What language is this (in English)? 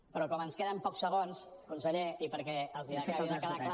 Catalan